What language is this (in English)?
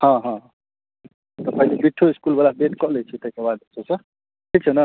Maithili